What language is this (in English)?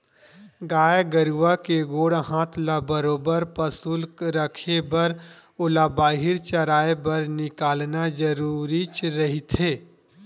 Chhattisgarhi